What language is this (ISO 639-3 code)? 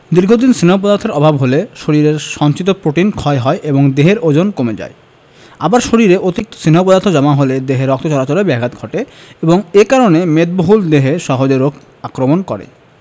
ben